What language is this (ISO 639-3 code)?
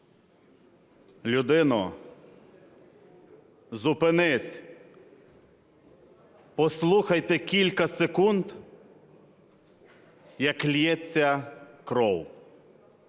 ukr